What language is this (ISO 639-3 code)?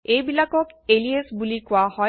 asm